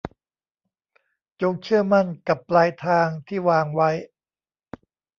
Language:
Thai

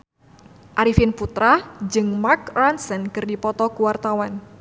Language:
Sundanese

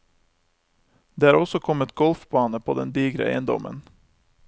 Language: Norwegian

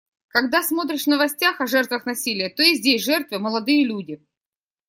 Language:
Russian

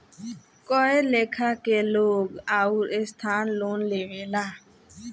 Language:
Bhojpuri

